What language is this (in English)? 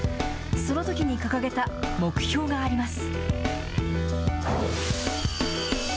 Japanese